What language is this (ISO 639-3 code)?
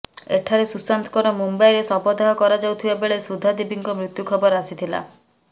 ori